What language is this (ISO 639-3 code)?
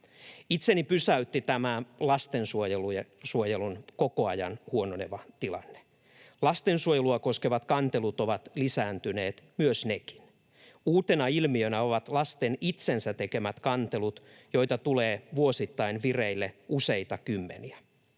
fin